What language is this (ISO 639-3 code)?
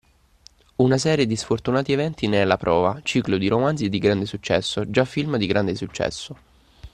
ita